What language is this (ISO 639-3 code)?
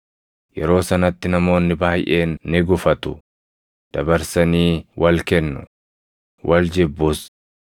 orm